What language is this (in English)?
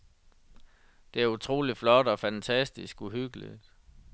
Danish